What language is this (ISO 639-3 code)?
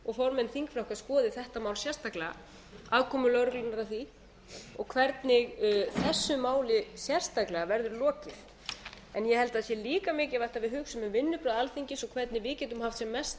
isl